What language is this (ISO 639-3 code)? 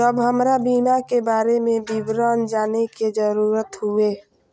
mai